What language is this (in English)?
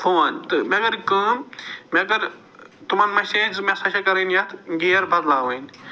Kashmiri